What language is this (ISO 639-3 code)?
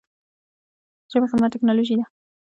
pus